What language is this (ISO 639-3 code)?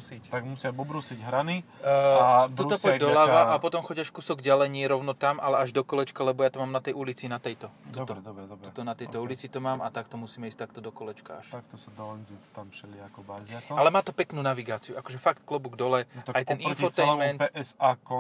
slk